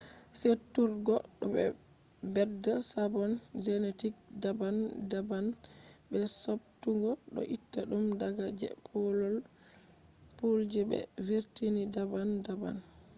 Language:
Fula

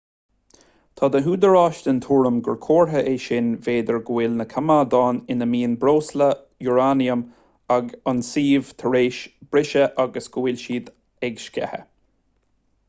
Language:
Irish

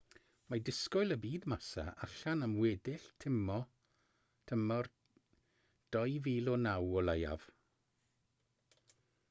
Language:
Welsh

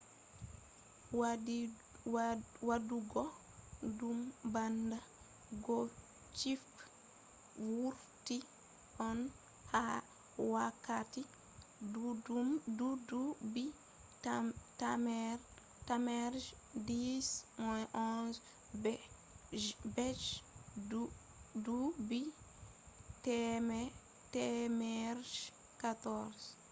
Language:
Fula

